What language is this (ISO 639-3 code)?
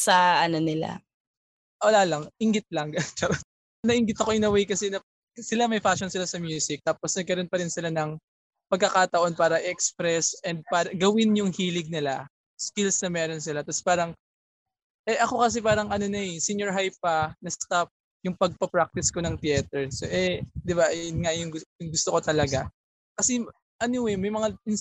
fil